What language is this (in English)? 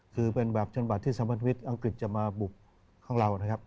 Thai